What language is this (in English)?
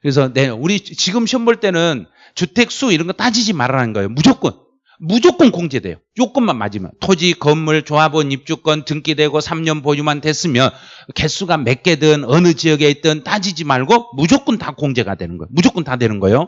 Korean